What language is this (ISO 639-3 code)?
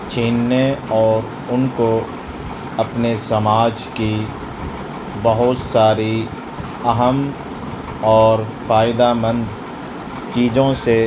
urd